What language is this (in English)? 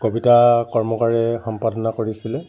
Assamese